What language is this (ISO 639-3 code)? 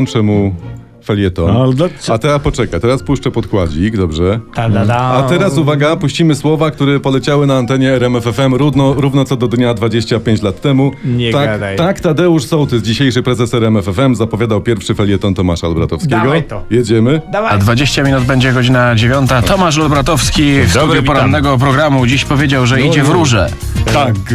pol